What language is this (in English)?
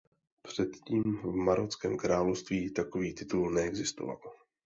Czech